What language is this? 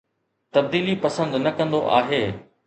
Sindhi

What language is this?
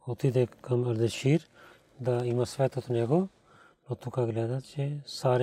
Bulgarian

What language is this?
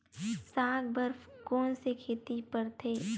Chhattisgarhi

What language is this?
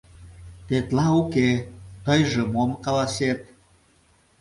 Mari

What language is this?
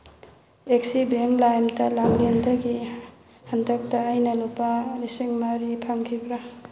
Manipuri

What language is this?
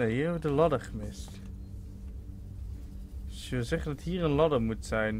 Dutch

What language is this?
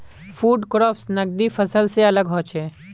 Magahi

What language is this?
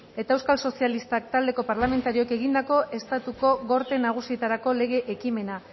Basque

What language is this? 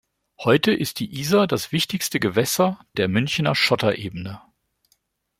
German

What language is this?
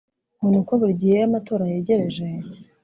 Kinyarwanda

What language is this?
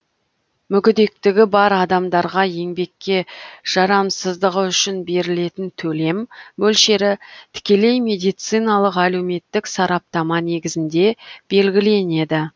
Kazakh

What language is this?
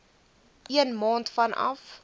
Afrikaans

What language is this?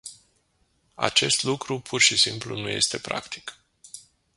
Romanian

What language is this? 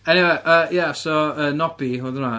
Welsh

